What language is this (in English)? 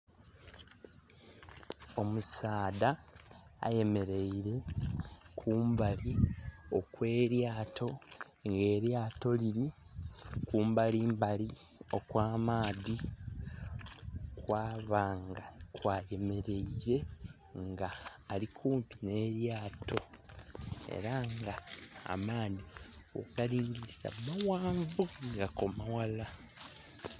Soga